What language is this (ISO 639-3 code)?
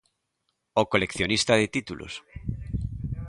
glg